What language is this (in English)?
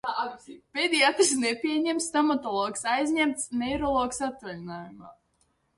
Latvian